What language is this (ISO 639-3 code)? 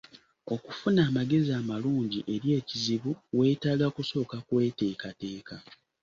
lug